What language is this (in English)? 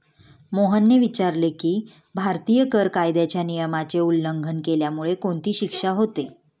Marathi